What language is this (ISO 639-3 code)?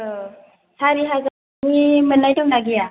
brx